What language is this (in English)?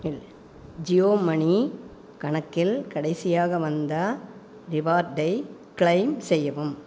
Tamil